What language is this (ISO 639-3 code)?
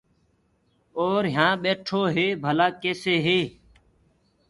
ggg